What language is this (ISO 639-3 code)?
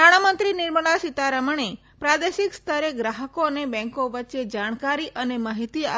guj